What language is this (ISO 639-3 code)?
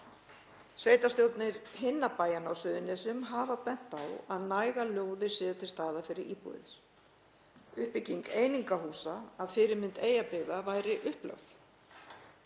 isl